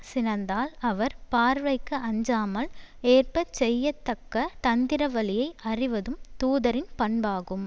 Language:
Tamil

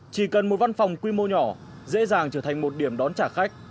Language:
Vietnamese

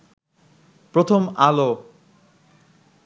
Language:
Bangla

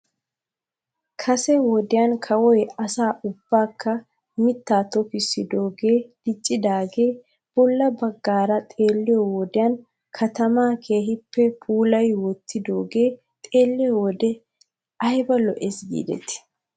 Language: Wolaytta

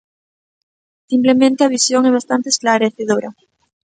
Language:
Galician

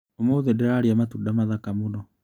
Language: Kikuyu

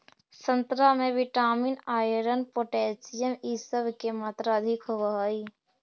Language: Magahi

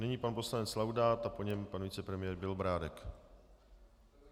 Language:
Czech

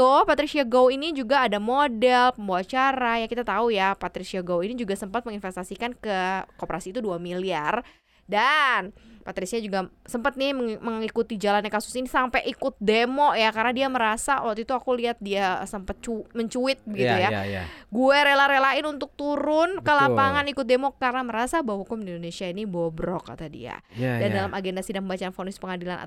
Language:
Indonesian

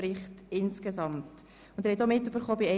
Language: Swiss German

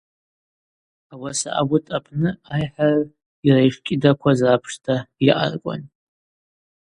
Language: Abaza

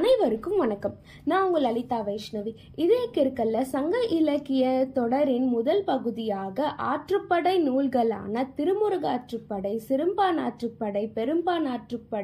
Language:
Tamil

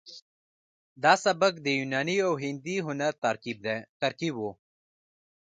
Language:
Pashto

